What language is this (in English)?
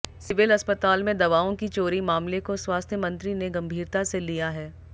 Hindi